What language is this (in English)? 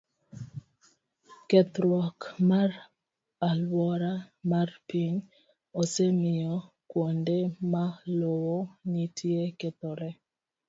Luo (Kenya and Tanzania)